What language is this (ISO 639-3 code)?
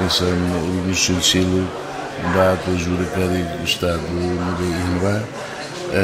por